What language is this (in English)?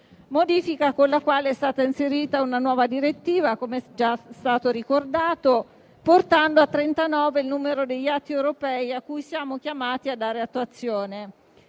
Italian